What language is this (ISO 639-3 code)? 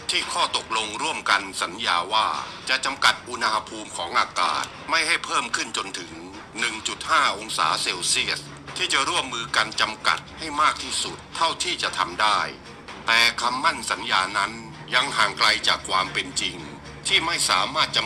tha